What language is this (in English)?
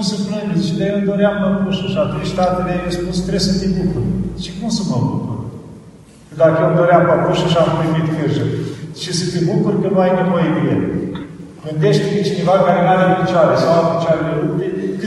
Romanian